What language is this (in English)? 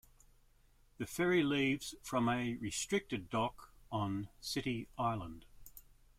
English